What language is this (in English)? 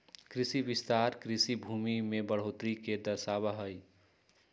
Magahi